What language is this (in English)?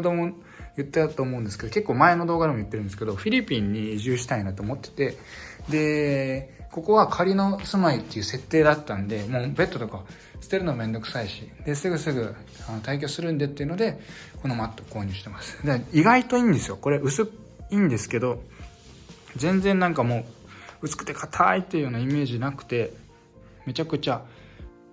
Japanese